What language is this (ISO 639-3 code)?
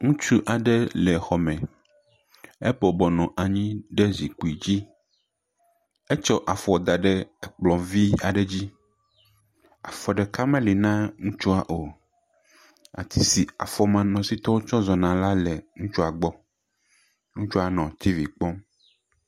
ewe